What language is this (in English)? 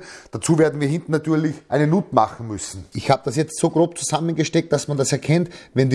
German